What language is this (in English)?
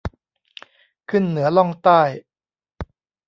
Thai